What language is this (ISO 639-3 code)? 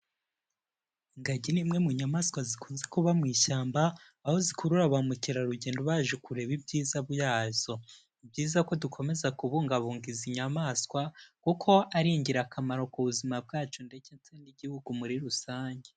kin